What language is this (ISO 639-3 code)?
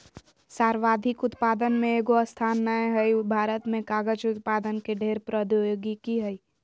mag